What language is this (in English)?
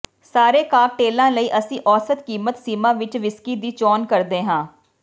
Punjabi